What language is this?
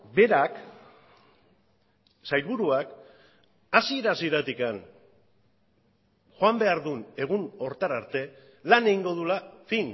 Basque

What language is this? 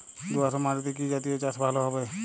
Bangla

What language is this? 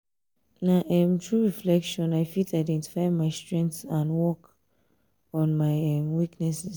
Nigerian Pidgin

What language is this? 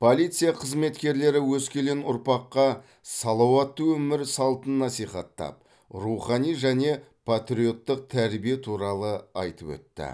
Kazakh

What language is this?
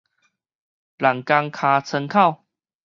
Min Nan Chinese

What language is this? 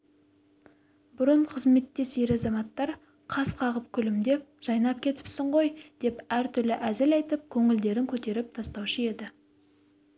Kazakh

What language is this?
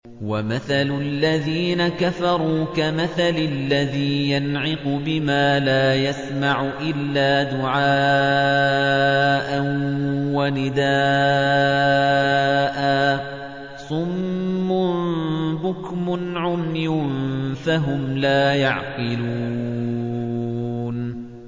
Arabic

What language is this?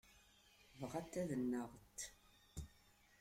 Kabyle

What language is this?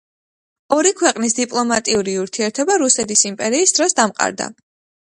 Georgian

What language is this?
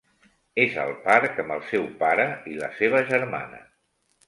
Catalan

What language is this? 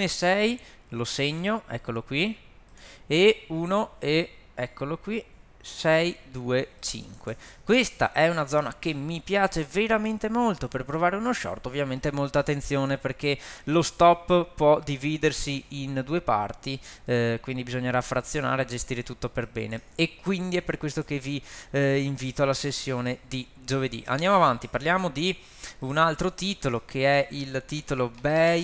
Italian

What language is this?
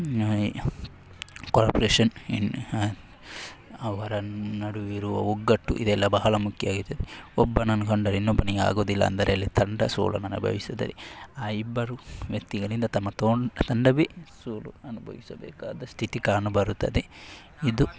Kannada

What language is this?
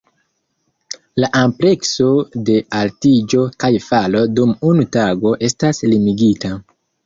Esperanto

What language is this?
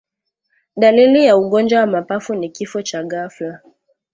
Swahili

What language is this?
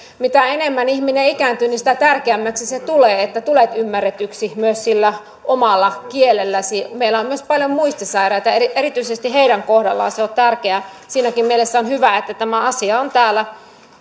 Finnish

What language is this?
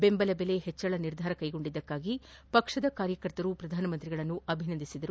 Kannada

